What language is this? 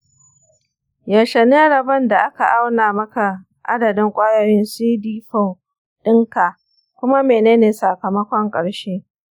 Hausa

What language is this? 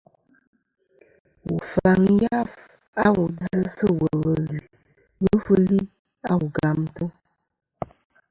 Kom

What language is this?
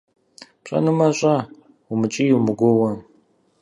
Kabardian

